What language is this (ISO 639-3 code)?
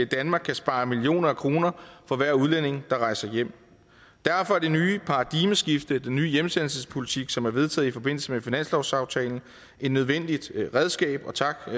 dan